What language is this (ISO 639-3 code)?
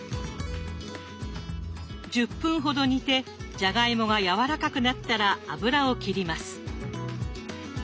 jpn